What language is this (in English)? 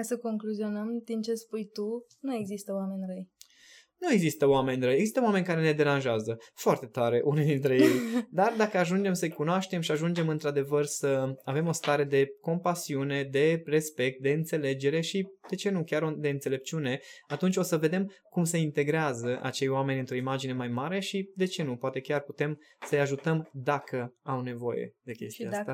Romanian